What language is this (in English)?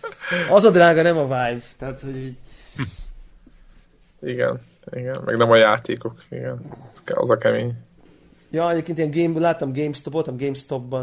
Hungarian